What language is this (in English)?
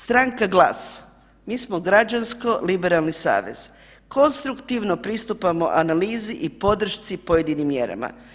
Croatian